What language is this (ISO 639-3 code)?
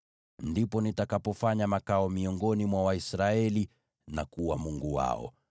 swa